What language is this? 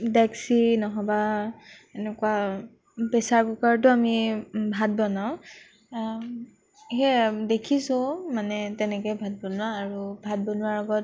Assamese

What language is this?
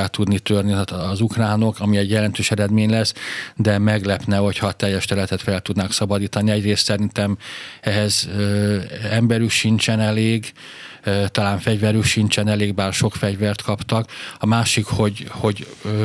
Hungarian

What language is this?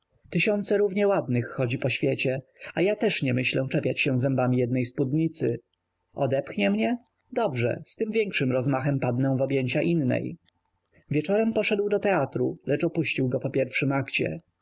Polish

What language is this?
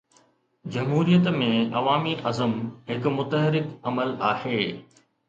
Sindhi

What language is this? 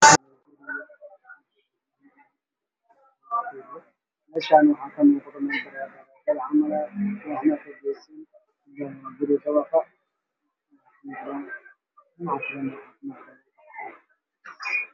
Somali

